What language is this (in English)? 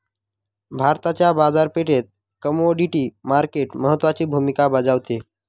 Marathi